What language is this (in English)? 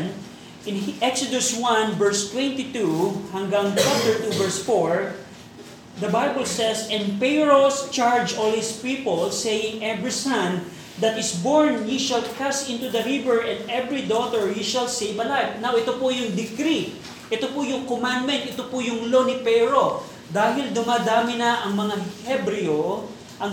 Filipino